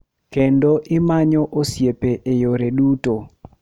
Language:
Luo (Kenya and Tanzania)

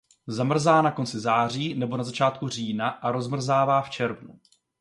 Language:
Czech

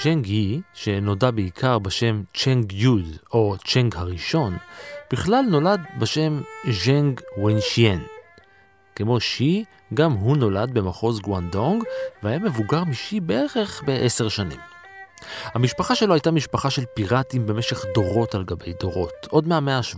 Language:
Hebrew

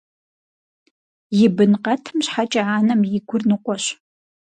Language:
Kabardian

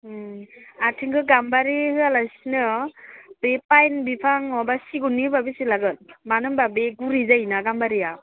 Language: Bodo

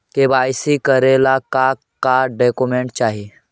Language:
Magahi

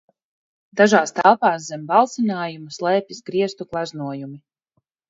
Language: Latvian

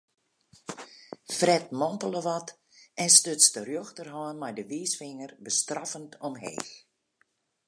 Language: Western Frisian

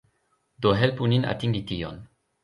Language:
Esperanto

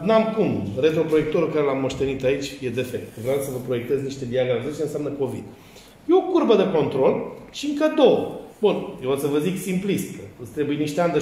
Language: Romanian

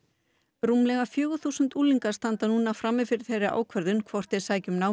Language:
Icelandic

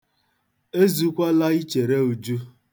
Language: Igbo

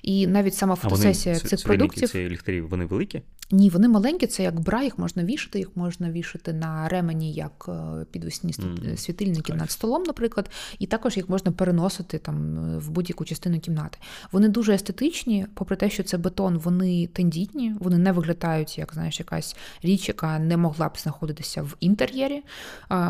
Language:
Ukrainian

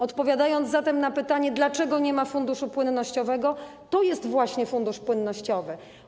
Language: Polish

